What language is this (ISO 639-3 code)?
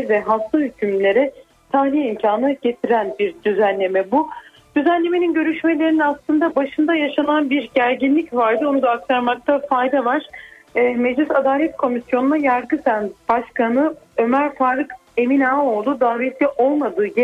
tur